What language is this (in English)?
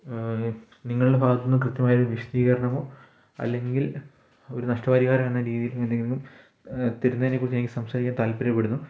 Malayalam